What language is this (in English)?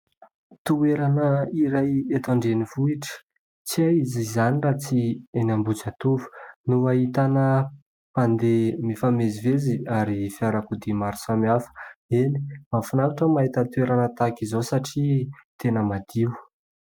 Malagasy